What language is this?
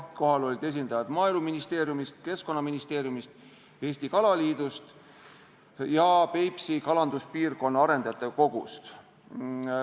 Estonian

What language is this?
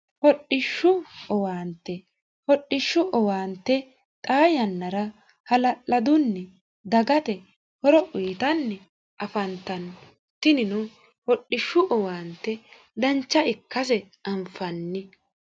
Sidamo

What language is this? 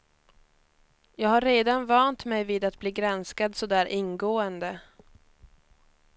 Swedish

